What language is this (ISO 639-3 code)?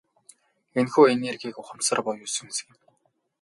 mon